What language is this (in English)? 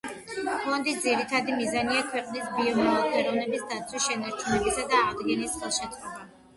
Georgian